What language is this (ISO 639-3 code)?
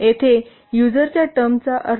mar